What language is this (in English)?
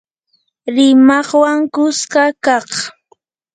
Yanahuanca Pasco Quechua